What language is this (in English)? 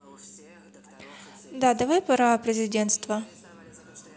Russian